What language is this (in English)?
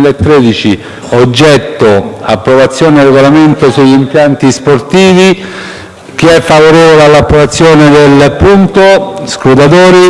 Italian